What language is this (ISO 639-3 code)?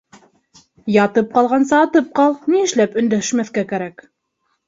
bak